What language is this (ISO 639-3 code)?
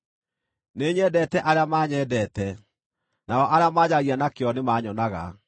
kik